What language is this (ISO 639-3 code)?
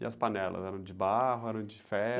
por